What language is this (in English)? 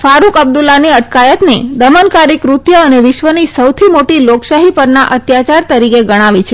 Gujarati